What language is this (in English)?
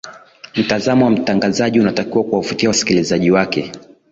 Swahili